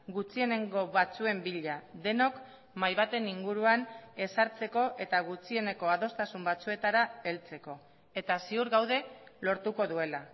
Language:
Basque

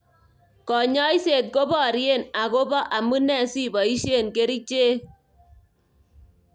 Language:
Kalenjin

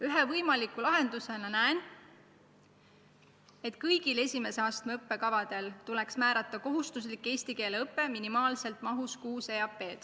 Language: Estonian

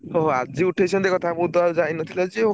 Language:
Odia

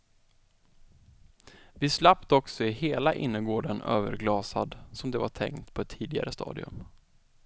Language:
Swedish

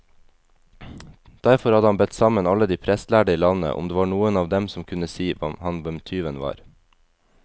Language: Norwegian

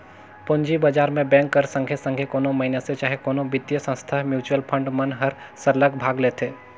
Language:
Chhattisgarhi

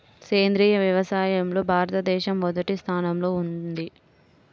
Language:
Telugu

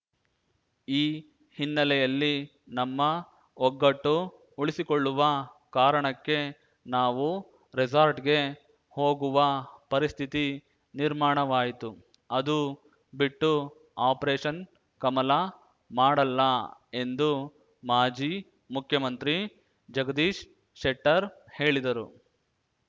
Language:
Kannada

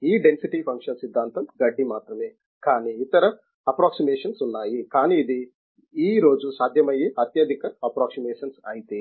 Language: Telugu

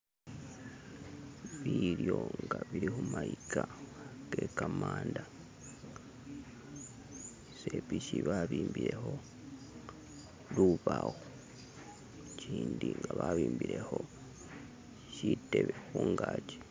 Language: Masaaba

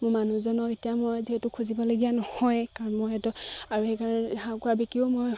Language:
Assamese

